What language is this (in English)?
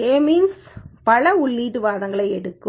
Tamil